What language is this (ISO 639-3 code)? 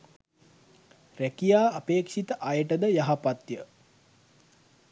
sin